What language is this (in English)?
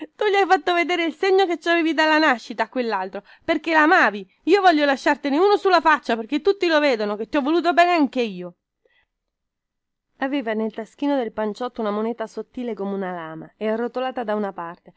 Italian